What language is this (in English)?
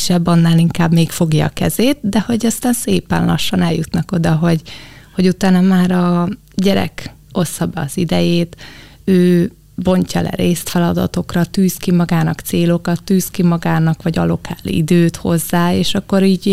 Hungarian